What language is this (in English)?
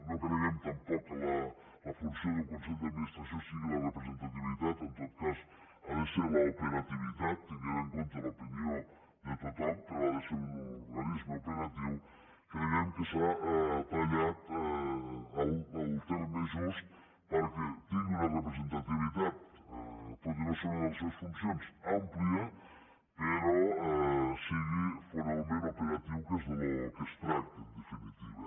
Catalan